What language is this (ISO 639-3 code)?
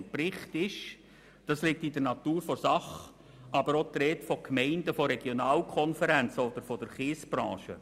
gsw